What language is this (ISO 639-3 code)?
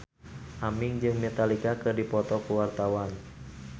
sun